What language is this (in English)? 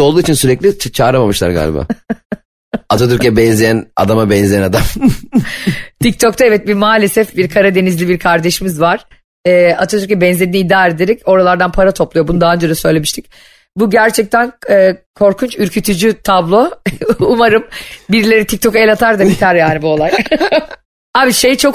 Turkish